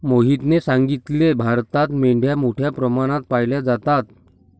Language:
Marathi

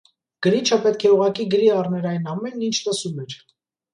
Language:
Armenian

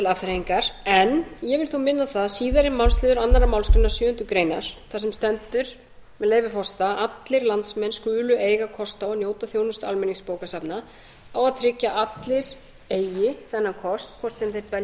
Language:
Icelandic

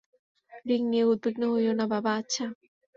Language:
Bangla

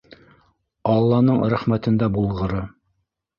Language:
Bashkir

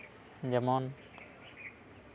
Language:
Santali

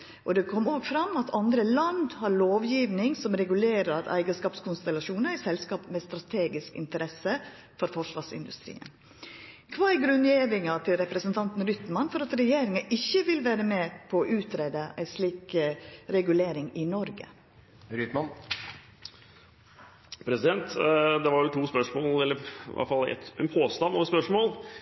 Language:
Norwegian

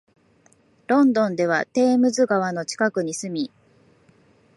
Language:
Japanese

